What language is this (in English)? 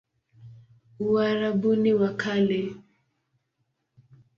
Swahili